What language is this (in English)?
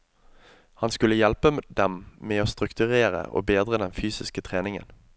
Norwegian